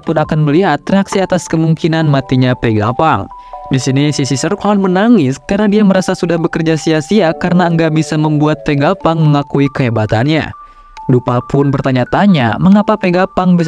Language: Indonesian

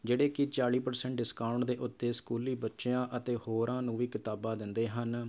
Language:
Punjabi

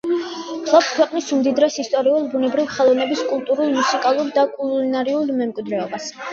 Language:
Georgian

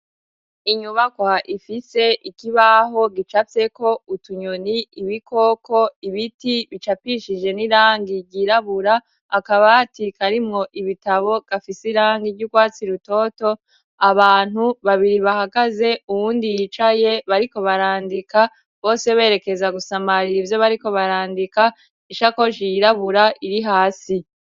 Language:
Rundi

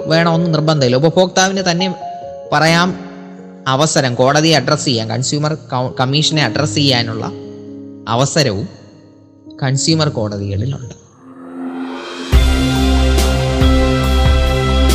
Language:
Malayalam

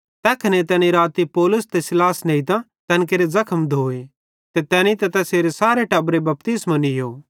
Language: Bhadrawahi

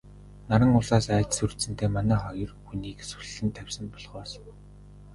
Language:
Mongolian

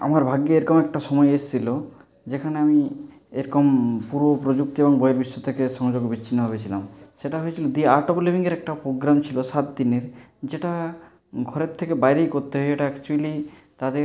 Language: Bangla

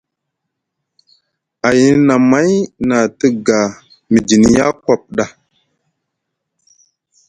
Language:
Musgu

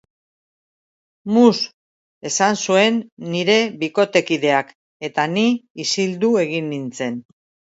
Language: Basque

